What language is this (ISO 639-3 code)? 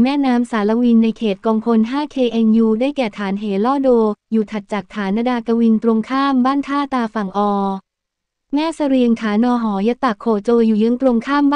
tha